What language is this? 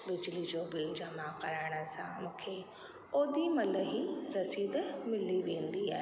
Sindhi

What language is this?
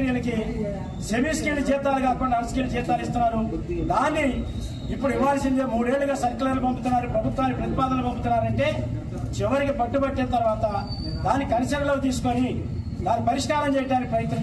Telugu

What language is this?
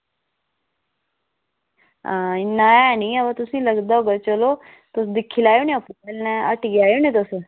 Dogri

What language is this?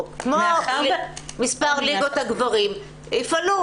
Hebrew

